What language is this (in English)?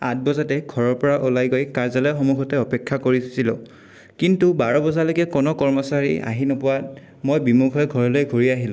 Assamese